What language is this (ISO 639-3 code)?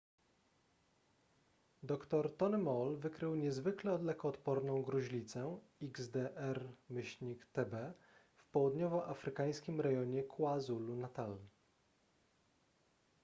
pol